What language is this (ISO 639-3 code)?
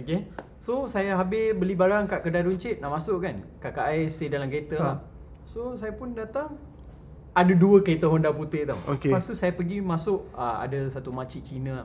msa